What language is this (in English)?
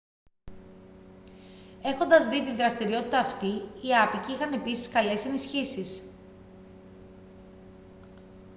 Greek